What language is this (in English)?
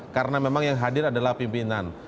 Indonesian